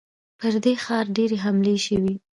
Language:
Pashto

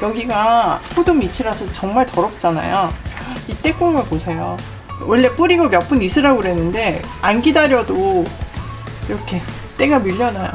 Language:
Korean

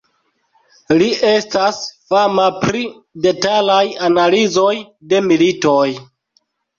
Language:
Esperanto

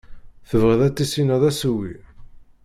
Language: Kabyle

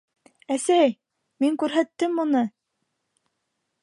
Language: Bashkir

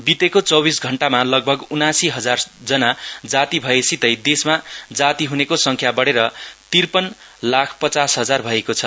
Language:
Nepali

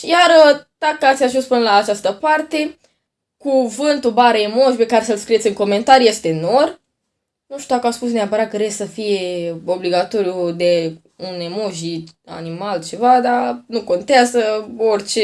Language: Romanian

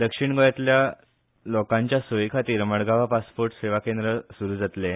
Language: Konkani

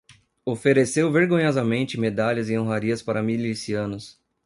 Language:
Portuguese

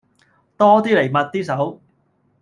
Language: Cantonese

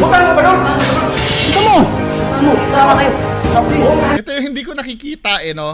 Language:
Filipino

